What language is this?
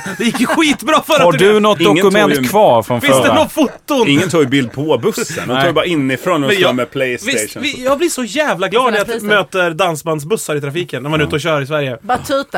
Swedish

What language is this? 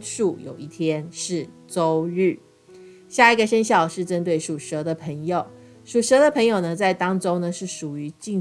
Chinese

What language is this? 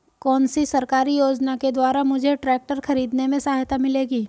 Hindi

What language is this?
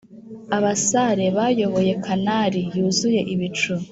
Kinyarwanda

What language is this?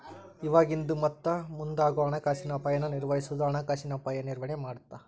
Kannada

